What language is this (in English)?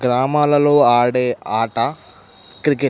Telugu